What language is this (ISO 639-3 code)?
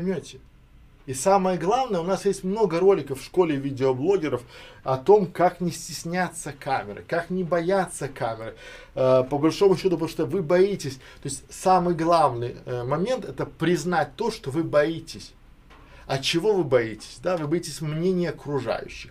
rus